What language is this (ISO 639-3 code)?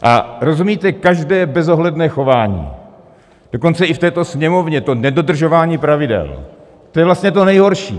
ces